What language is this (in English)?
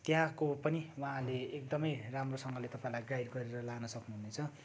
Nepali